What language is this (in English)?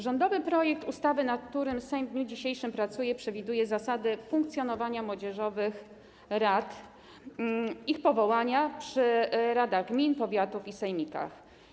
Polish